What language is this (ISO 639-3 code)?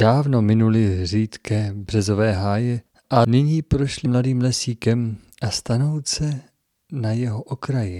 ces